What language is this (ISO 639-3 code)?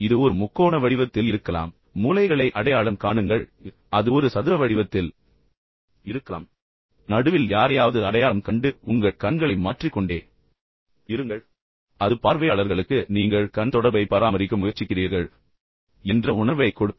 tam